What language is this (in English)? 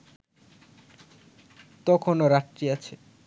Bangla